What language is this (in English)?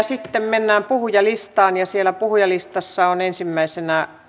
Finnish